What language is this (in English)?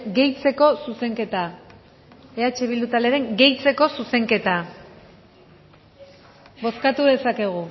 Basque